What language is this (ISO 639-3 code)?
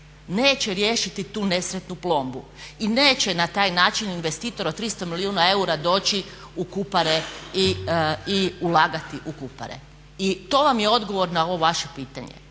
hrv